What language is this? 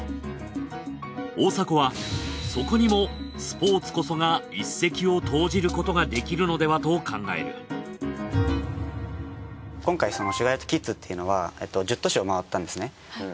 Japanese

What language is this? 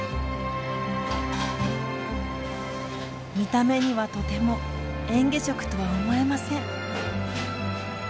Japanese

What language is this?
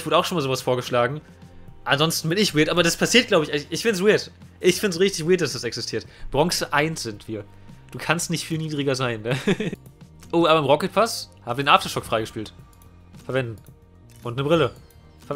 German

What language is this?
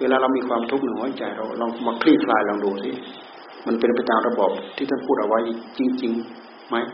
Thai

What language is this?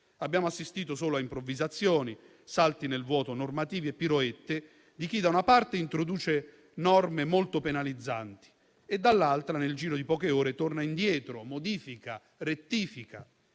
Italian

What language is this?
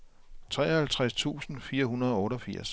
Danish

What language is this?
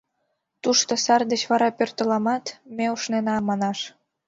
Mari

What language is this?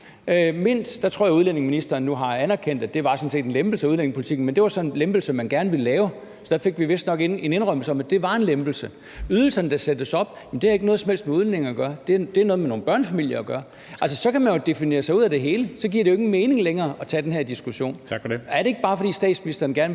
Danish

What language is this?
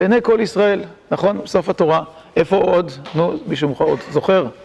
Hebrew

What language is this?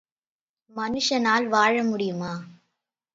Tamil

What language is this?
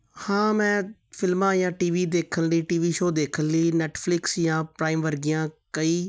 Punjabi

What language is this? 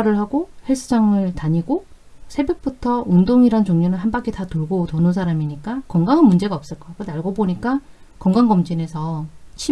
Korean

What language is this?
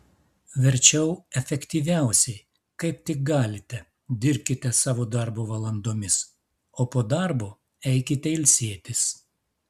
Lithuanian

